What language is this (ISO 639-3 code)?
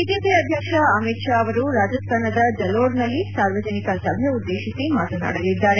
kan